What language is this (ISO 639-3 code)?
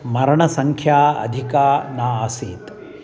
san